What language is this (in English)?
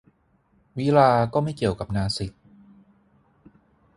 Thai